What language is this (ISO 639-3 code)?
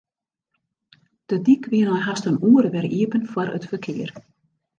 fry